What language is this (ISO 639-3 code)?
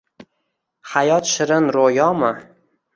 uzb